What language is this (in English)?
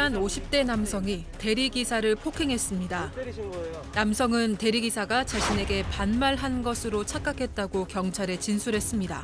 Korean